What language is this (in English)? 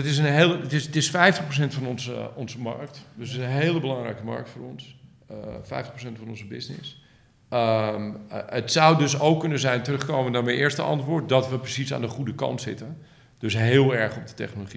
Dutch